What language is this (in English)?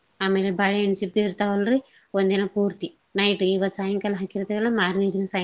Kannada